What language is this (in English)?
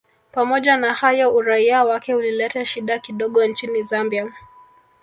Swahili